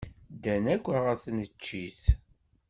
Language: Kabyle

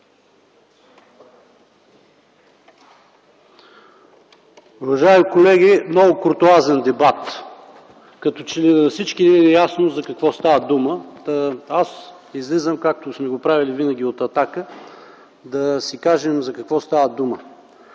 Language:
Bulgarian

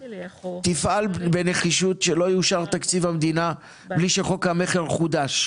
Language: Hebrew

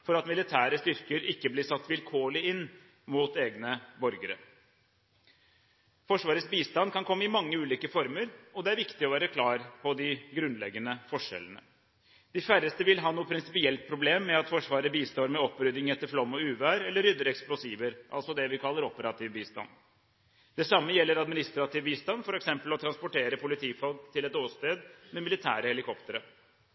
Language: Norwegian Bokmål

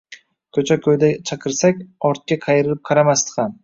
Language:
Uzbek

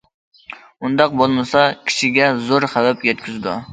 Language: Uyghur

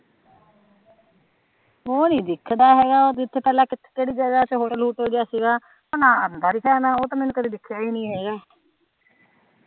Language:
Punjabi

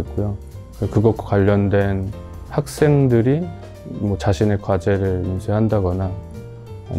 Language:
Korean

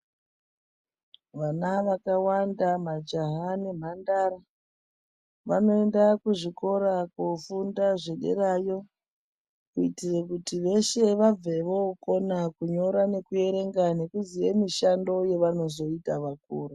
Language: Ndau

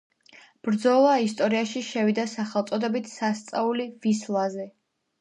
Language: Georgian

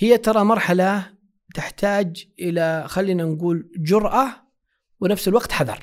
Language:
Arabic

